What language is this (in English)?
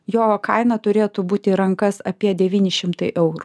Lithuanian